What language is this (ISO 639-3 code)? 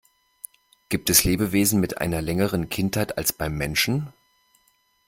deu